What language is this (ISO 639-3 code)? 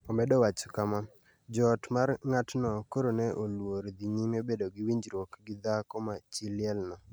luo